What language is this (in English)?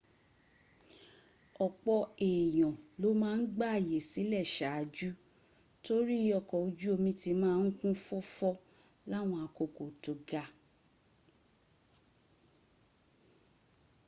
Yoruba